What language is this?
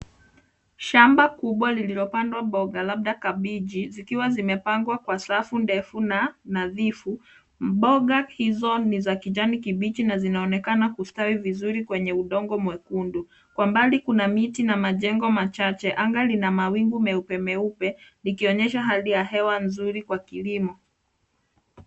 Swahili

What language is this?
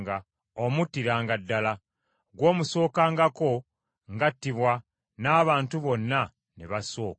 Ganda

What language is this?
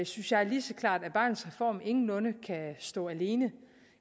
Danish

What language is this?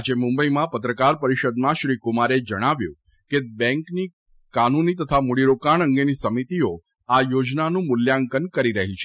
Gujarati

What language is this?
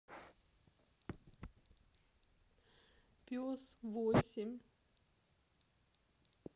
Russian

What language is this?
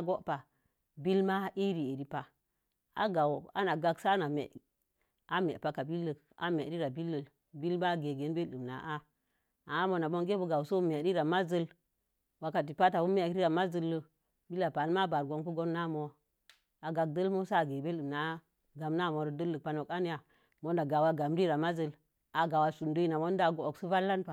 Mom Jango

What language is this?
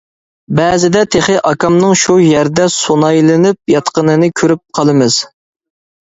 Uyghur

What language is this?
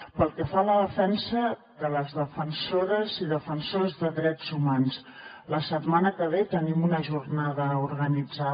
Catalan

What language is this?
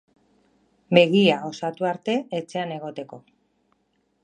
Basque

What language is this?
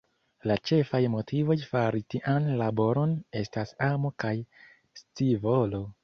Esperanto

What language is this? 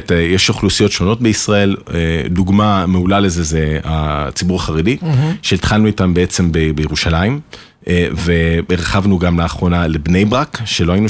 Hebrew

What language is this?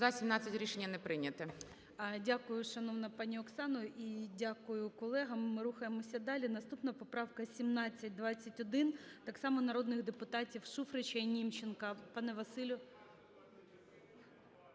Ukrainian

